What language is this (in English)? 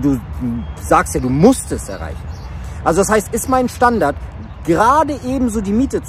German